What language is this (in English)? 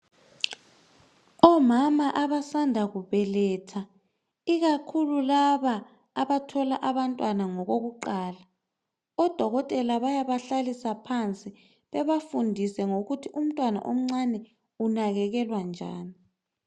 North Ndebele